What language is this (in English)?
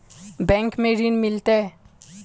Magahi